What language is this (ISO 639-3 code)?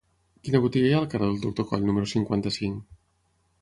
cat